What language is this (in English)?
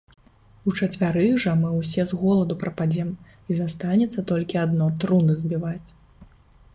Belarusian